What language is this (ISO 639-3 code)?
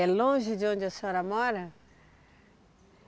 por